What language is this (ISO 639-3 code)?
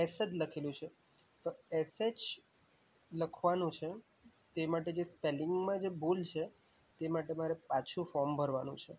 guj